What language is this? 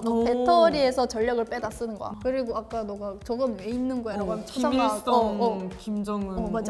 Korean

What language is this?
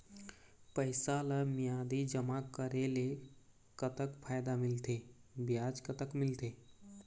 Chhattisgarhi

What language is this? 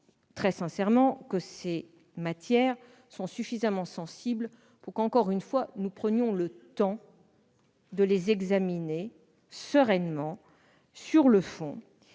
French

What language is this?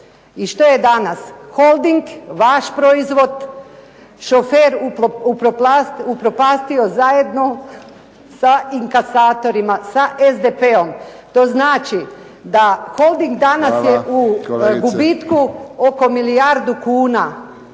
Croatian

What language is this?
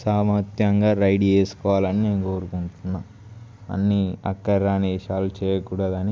Telugu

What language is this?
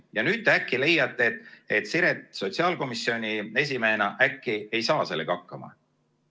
Estonian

